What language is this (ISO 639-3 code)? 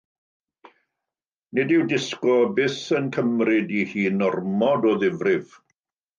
cym